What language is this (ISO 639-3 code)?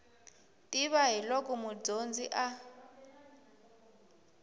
tso